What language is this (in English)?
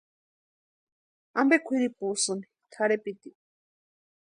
Western Highland Purepecha